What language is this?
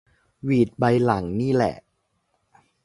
Thai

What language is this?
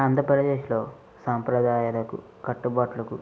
Telugu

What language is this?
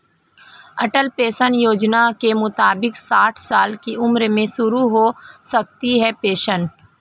Hindi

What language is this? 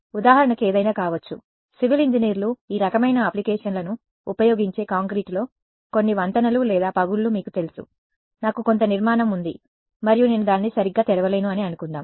Telugu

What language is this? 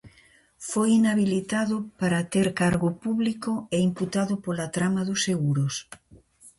Galician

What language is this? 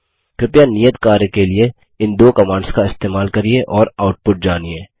Hindi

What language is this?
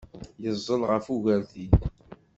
Kabyle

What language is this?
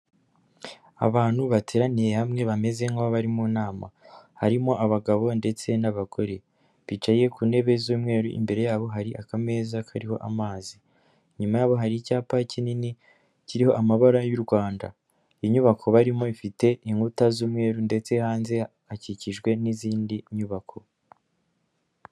Kinyarwanda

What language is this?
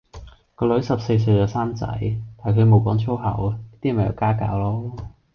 Cantonese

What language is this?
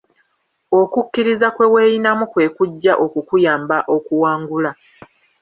Ganda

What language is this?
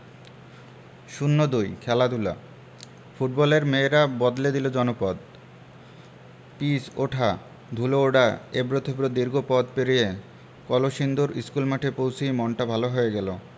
Bangla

